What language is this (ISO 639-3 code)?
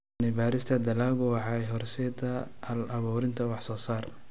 som